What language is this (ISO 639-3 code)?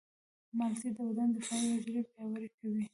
pus